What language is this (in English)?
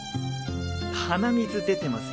Japanese